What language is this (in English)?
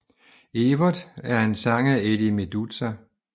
Danish